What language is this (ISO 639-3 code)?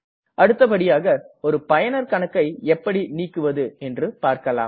tam